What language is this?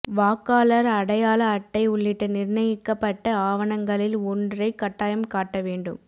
Tamil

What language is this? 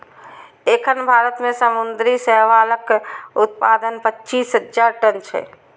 Maithili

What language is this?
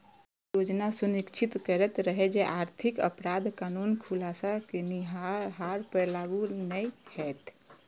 Maithili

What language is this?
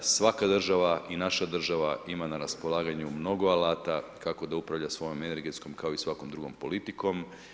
Croatian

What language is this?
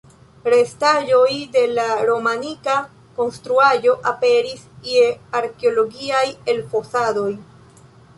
Esperanto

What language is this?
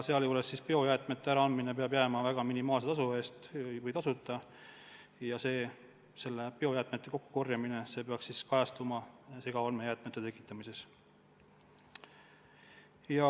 Estonian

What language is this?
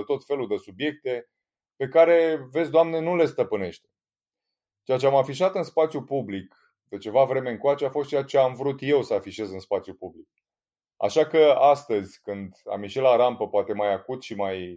Romanian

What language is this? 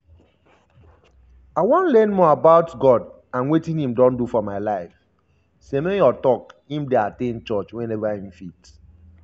Nigerian Pidgin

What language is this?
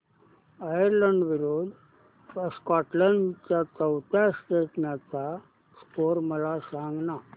Marathi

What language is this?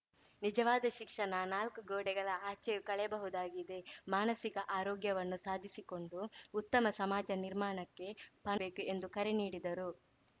Kannada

